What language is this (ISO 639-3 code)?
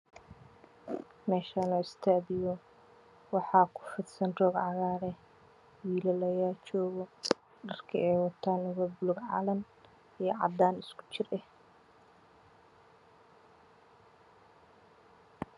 som